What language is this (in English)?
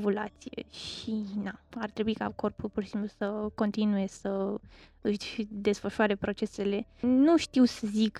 Romanian